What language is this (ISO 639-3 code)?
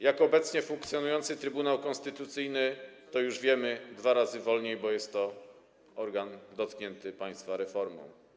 pol